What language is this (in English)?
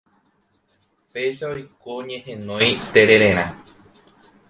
Guarani